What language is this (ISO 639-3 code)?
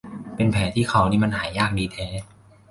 tha